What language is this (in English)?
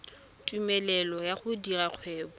Tswana